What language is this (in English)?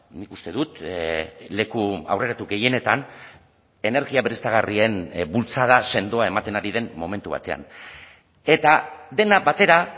Basque